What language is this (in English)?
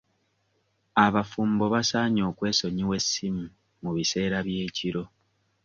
Ganda